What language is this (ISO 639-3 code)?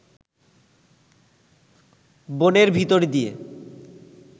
ben